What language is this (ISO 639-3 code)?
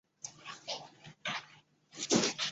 zho